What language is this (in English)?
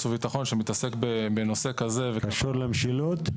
Hebrew